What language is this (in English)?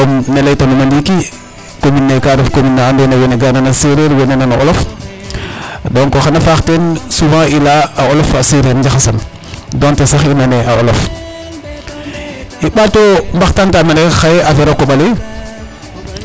Serer